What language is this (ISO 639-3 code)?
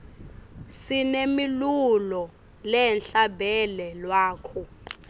ssw